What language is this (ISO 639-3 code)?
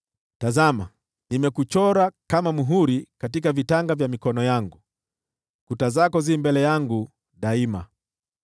swa